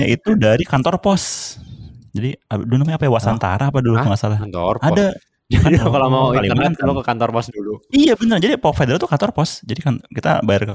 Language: Indonesian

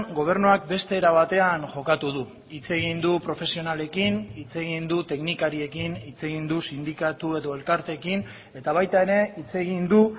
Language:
Basque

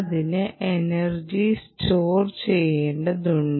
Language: Malayalam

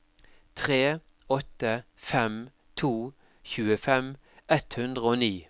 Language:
Norwegian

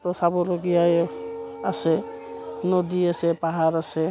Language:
Assamese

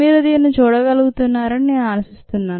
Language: Telugu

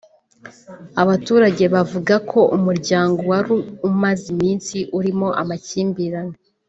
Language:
Kinyarwanda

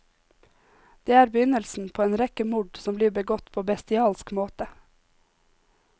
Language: Norwegian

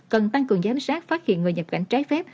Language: Vietnamese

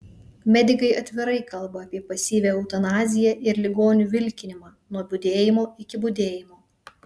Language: Lithuanian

